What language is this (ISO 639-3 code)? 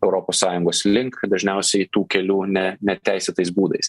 lit